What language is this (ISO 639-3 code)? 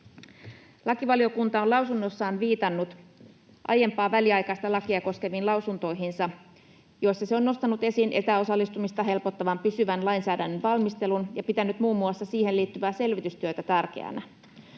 fin